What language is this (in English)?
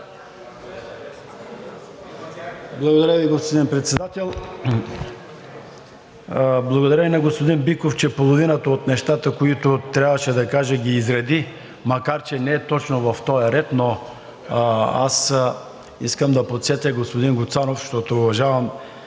Bulgarian